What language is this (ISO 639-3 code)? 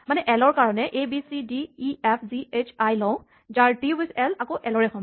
asm